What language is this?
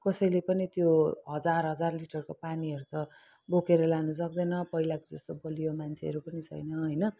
Nepali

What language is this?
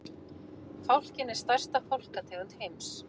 Icelandic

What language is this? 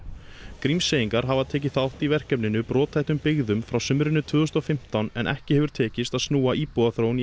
Icelandic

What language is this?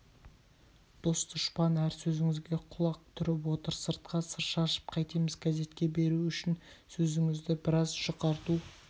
Kazakh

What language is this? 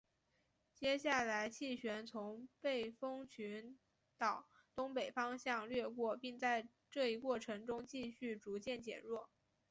Chinese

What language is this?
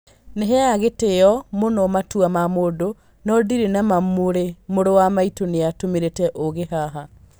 Kikuyu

